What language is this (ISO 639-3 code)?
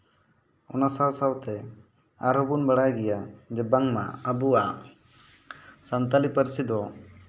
sat